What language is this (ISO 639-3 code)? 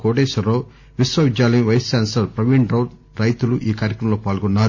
tel